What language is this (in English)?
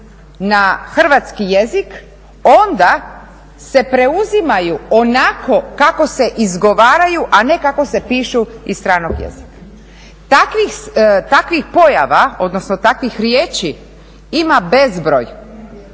Croatian